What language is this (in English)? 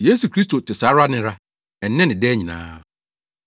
Akan